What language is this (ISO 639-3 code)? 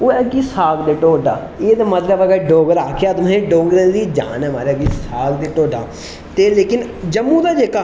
doi